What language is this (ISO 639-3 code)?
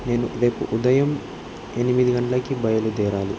tel